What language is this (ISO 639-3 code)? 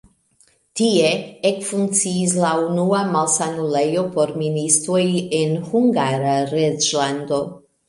epo